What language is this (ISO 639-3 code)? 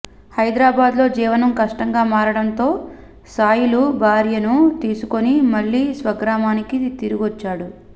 tel